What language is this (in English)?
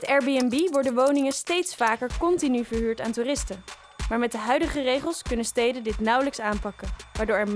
Dutch